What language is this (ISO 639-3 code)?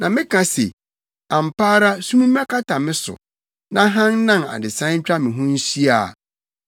aka